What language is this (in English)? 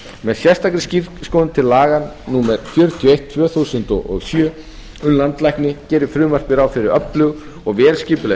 Icelandic